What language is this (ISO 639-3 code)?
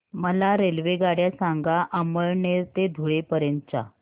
mar